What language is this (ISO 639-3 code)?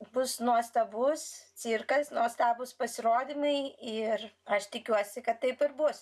lit